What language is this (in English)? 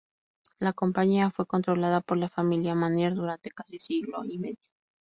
Spanish